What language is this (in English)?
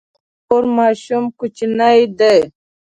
Pashto